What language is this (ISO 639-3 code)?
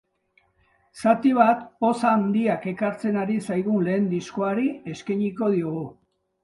eus